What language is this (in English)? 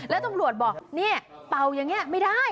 Thai